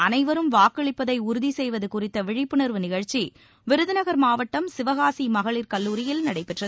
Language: Tamil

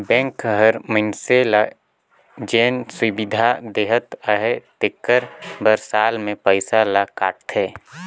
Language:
Chhattisgarhi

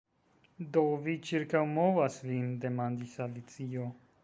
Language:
Esperanto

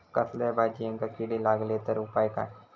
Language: Marathi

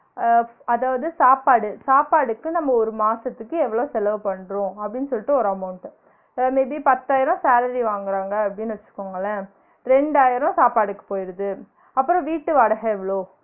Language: Tamil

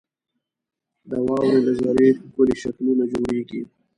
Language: Pashto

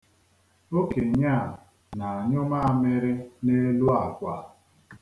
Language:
Igbo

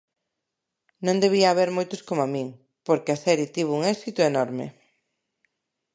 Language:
Galician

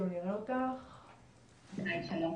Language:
Hebrew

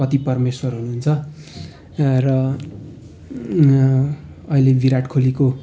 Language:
Nepali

